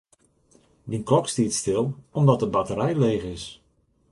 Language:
Western Frisian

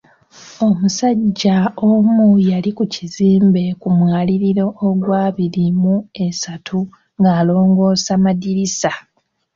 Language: Ganda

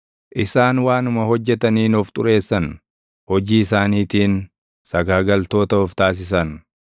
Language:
Oromo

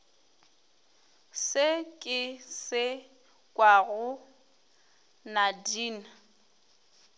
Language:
Northern Sotho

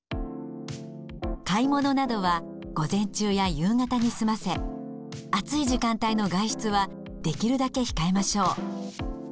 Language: Japanese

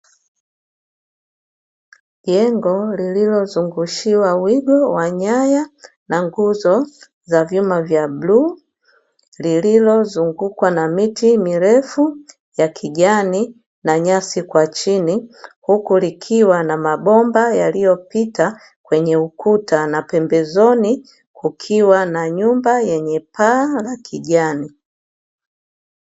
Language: Swahili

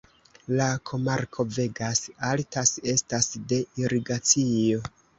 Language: Esperanto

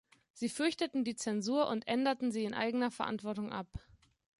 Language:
German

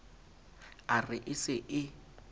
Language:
Southern Sotho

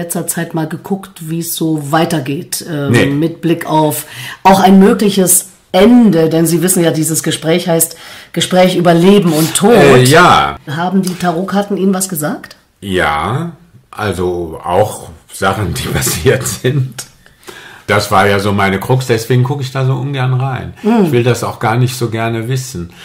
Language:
German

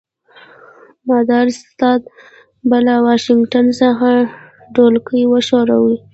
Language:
Pashto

